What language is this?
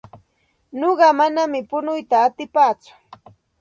Santa Ana de Tusi Pasco Quechua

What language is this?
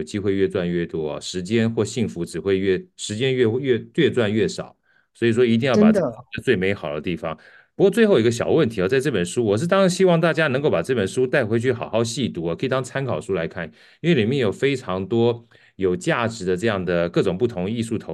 Chinese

